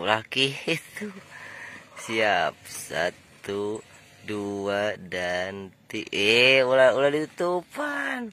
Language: Indonesian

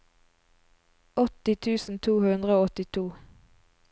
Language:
Norwegian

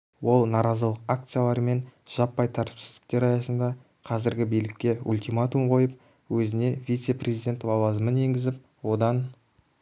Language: Kazakh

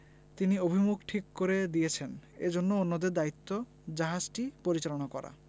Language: Bangla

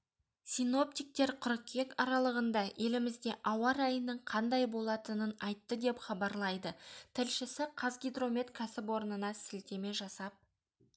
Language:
Kazakh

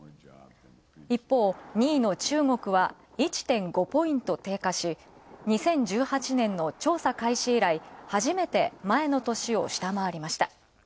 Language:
Japanese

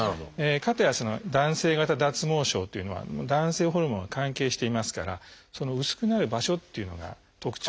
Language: Japanese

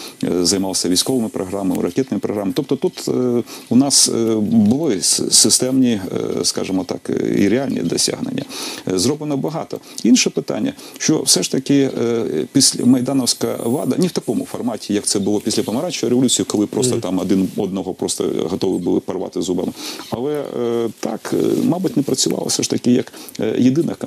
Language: Ukrainian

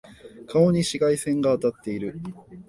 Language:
Japanese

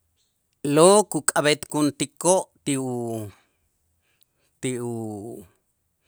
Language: Itzá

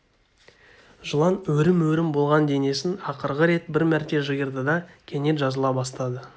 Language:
Kazakh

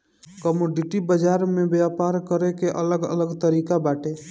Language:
Bhojpuri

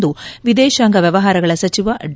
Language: Kannada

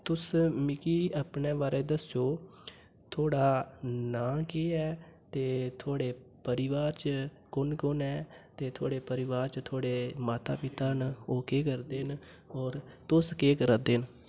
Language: Dogri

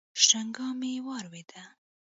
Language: Pashto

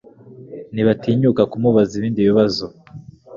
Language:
Kinyarwanda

